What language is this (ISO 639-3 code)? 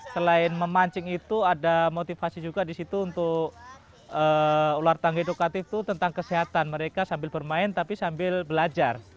ind